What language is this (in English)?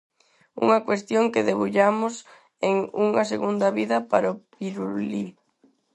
Galician